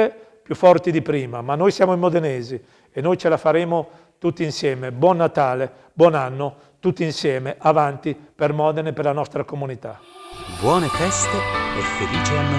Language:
Italian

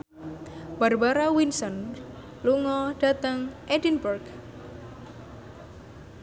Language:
Javanese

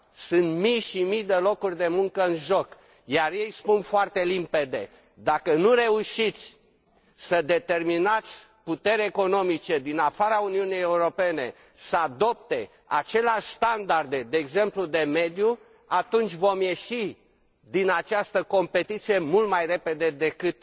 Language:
Romanian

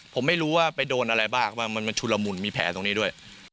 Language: Thai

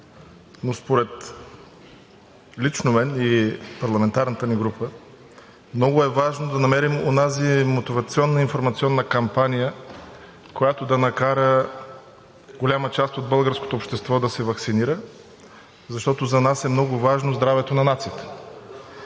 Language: Bulgarian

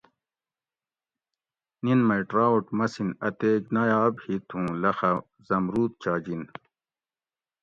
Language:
Gawri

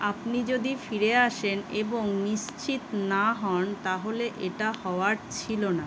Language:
Bangla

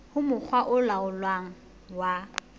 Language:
Southern Sotho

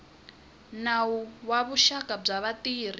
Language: Tsonga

